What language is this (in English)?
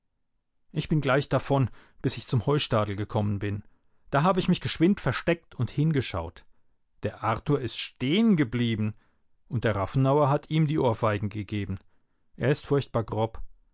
German